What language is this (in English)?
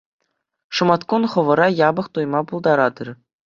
Chuvash